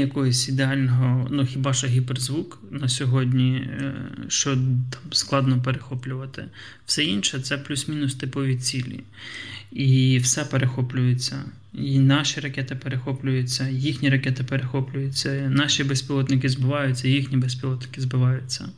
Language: Ukrainian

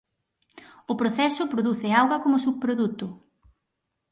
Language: Galician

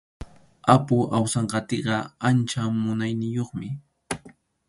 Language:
Arequipa-La Unión Quechua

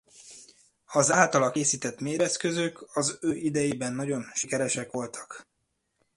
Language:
Hungarian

